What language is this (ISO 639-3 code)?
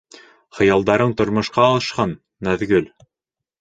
bak